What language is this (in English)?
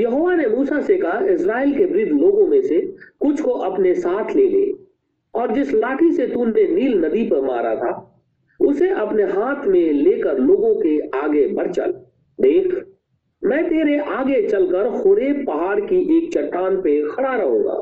Hindi